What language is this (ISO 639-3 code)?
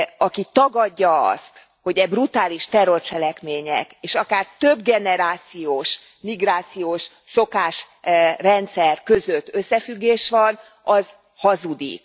hun